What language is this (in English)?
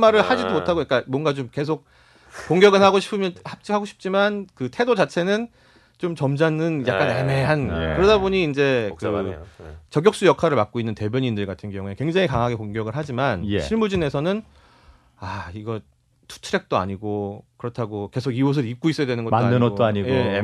Korean